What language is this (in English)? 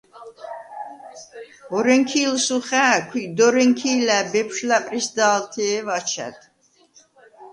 Svan